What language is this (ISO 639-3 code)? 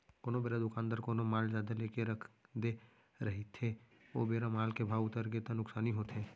hne